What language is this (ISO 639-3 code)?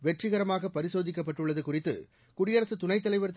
tam